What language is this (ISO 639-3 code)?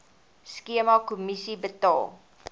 afr